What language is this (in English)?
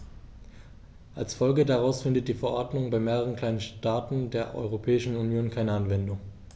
German